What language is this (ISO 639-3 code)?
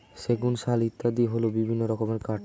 ben